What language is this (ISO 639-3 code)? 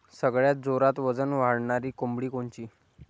mar